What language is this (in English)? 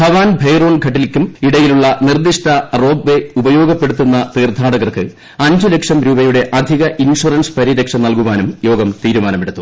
Malayalam